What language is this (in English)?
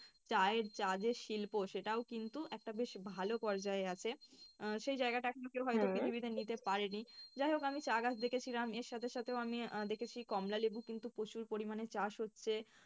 Bangla